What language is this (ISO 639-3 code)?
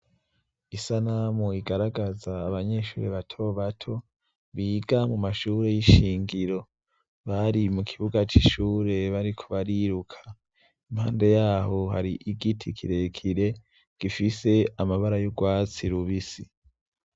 run